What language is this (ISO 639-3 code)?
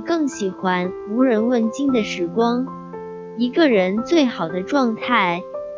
zho